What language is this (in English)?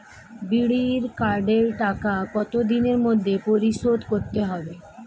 Bangla